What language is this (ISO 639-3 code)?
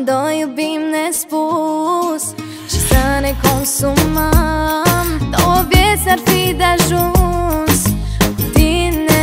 ron